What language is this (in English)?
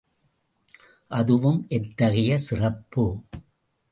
Tamil